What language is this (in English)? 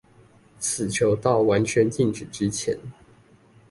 Chinese